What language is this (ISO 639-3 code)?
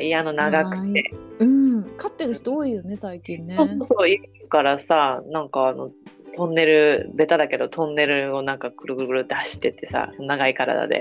jpn